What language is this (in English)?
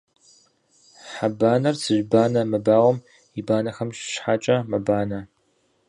Kabardian